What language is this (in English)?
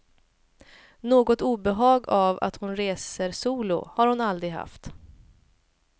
Swedish